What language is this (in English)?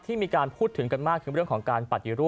Thai